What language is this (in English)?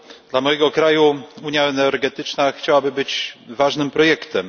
Polish